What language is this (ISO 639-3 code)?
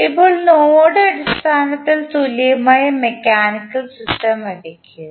mal